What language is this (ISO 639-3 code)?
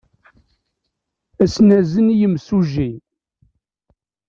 kab